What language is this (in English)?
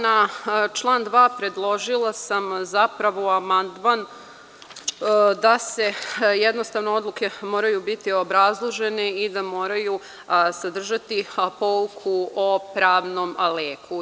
Serbian